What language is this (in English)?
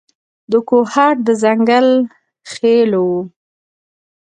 Pashto